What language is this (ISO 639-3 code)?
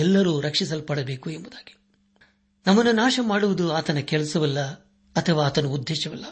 kan